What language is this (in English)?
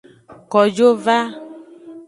Aja (Benin)